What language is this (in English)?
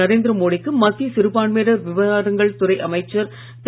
Tamil